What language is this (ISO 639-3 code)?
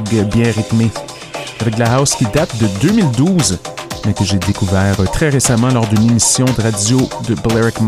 fra